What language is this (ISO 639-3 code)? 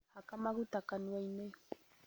kik